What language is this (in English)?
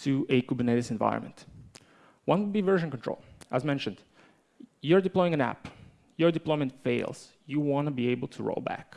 English